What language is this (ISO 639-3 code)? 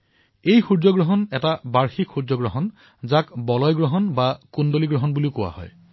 asm